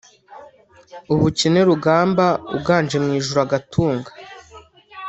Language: Kinyarwanda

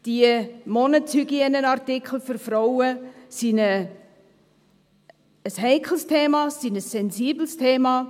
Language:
Swiss German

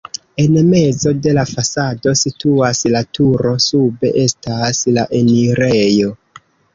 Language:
Esperanto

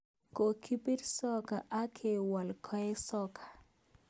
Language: Kalenjin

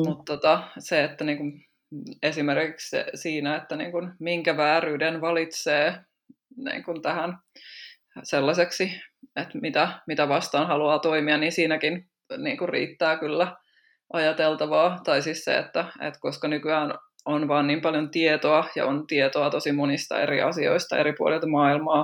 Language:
Finnish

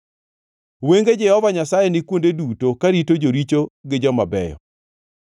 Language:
Luo (Kenya and Tanzania)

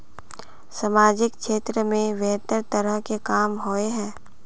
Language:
Magahi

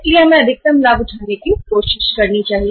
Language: Hindi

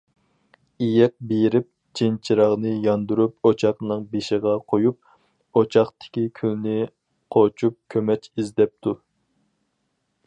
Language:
Uyghur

